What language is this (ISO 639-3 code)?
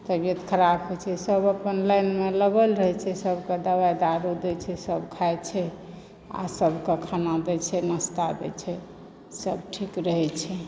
mai